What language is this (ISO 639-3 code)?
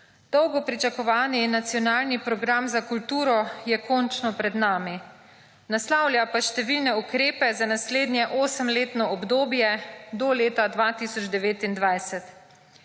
slv